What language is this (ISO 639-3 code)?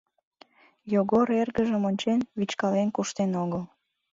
chm